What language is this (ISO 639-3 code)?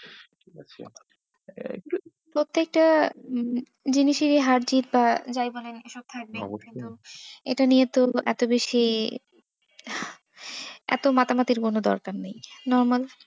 ben